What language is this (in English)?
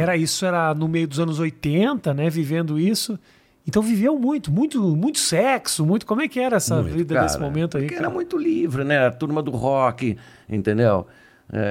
Portuguese